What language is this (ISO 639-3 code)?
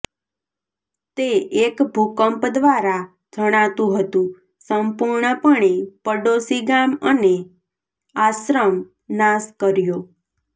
guj